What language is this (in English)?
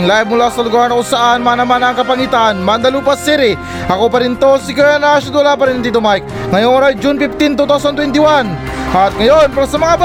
Filipino